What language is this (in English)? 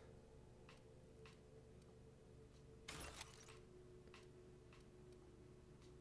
German